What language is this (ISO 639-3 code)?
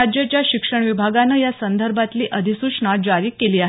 mar